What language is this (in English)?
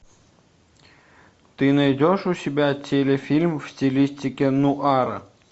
Russian